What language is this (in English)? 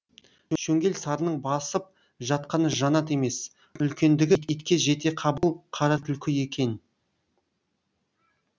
Kazakh